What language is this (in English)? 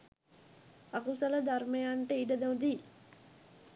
Sinhala